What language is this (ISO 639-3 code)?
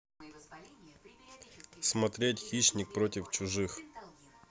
rus